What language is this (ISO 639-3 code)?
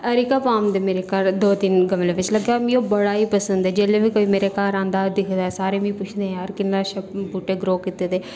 doi